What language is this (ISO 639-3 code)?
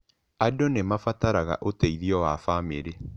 kik